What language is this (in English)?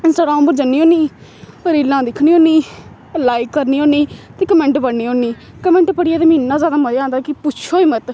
Dogri